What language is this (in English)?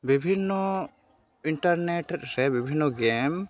Santali